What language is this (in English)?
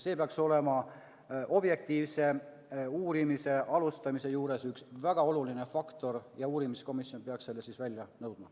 Estonian